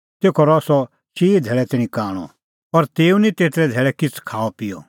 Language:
Kullu Pahari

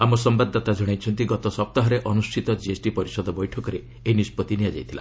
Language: Odia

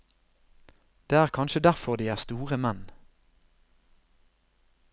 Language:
Norwegian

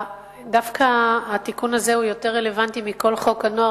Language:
Hebrew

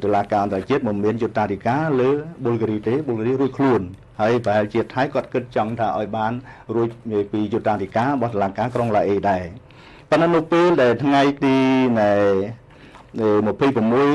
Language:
Thai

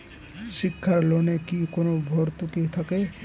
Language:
Bangla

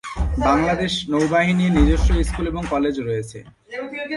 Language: Bangla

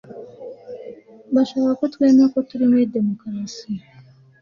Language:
Kinyarwanda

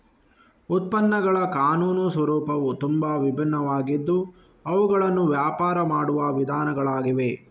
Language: Kannada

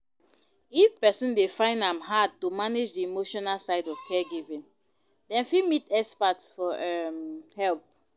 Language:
Nigerian Pidgin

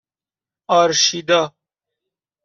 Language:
Persian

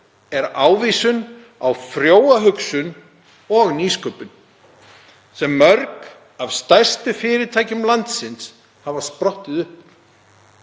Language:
Icelandic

